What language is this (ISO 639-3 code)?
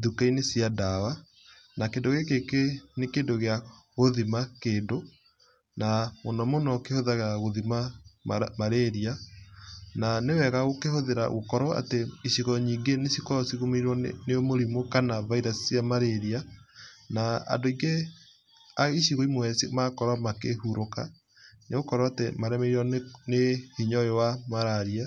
kik